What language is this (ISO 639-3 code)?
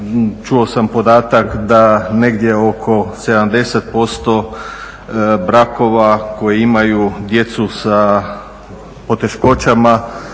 hrv